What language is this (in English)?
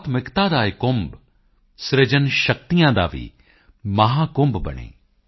Punjabi